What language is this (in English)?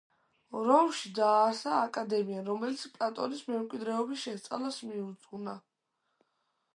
Georgian